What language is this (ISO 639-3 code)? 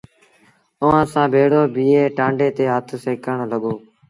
sbn